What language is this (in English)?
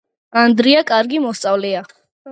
Georgian